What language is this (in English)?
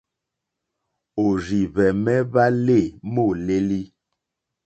Mokpwe